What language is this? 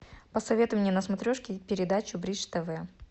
Russian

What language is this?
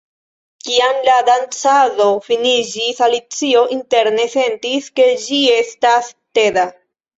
Esperanto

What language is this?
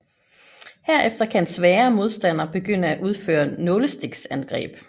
Danish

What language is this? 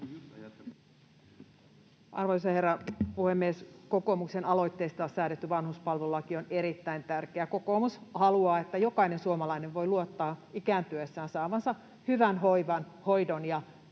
Finnish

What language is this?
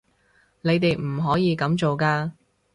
Cantonese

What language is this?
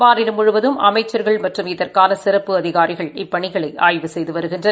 Tamil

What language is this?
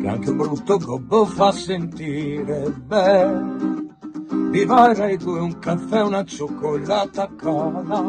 Italian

